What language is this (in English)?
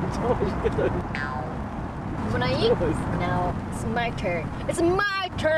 Korean